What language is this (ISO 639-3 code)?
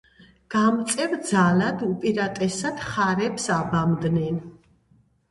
kat